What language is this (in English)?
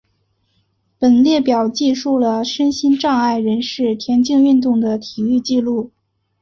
Chinese